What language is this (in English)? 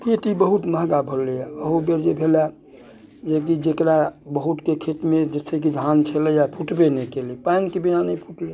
Maithili